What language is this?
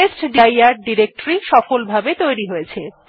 Bangla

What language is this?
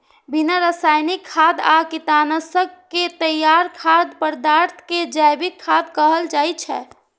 Maithili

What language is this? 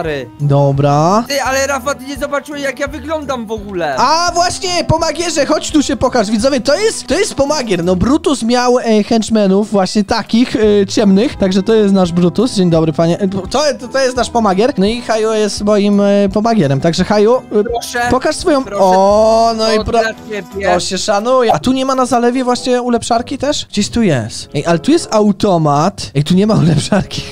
Polish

